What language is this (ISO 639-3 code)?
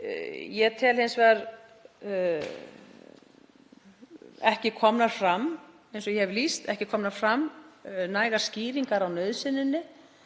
isl